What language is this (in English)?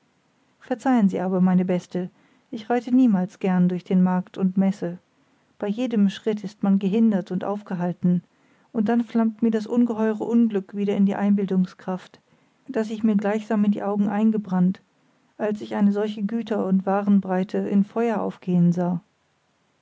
German